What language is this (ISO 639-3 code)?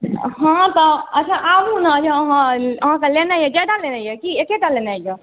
mai